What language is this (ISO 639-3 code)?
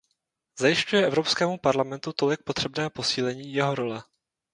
ces